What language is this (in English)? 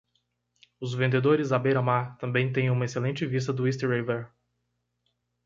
Portuguese